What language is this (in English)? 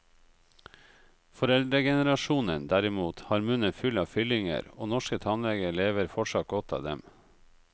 Norwegian